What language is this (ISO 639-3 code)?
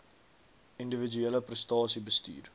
afr